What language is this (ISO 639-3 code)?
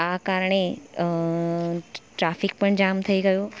guj